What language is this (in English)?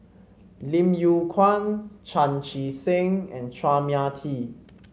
English